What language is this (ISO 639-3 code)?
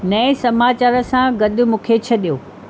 snd